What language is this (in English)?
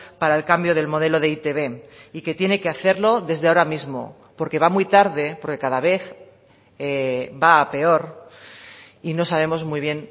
Spanish